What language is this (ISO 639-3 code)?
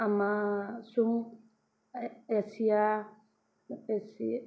mni